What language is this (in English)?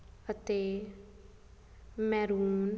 Punjabi